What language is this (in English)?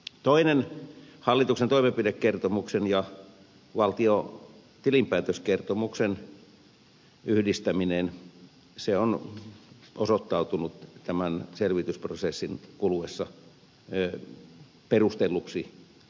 Finnish